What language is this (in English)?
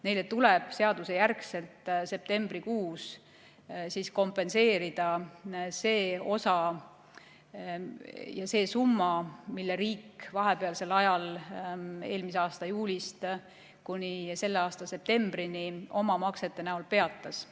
Estonian